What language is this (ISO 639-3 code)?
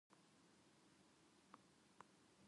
jpn